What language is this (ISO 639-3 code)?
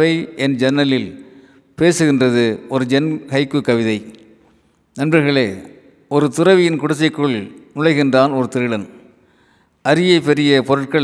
tam